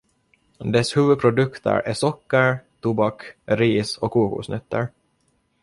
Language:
Swedish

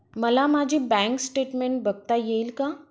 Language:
Marathi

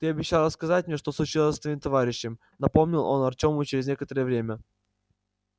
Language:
Russian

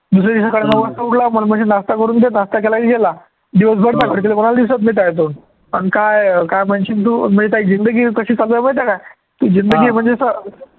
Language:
Marathi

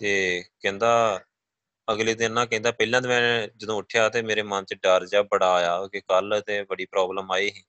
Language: Punjabi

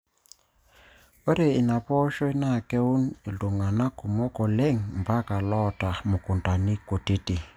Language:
Masai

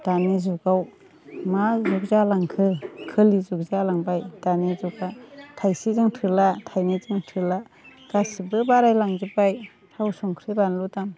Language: Bodo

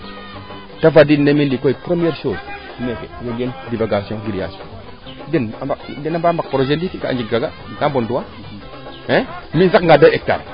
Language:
Serer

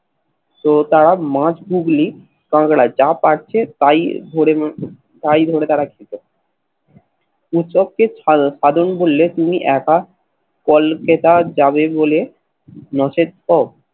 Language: Bangla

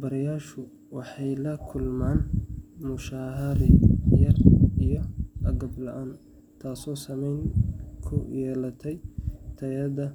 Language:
Somali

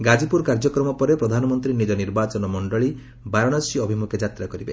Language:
Odia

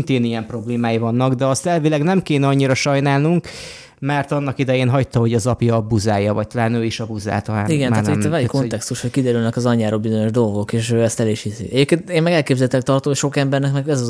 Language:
Hungarian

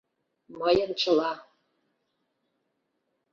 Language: Mari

